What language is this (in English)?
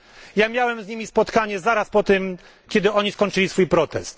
Polish